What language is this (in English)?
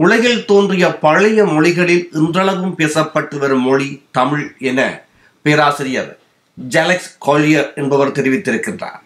Tamil